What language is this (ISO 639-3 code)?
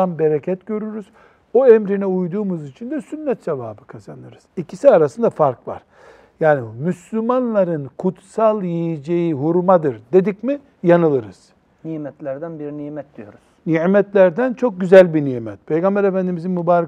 tur